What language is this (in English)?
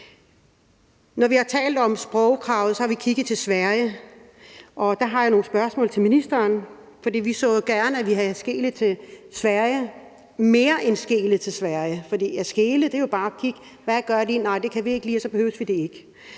Danish